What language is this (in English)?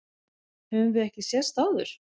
Icelandic